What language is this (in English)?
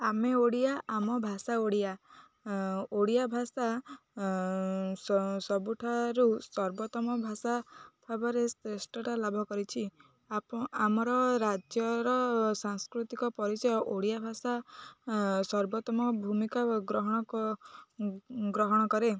Odia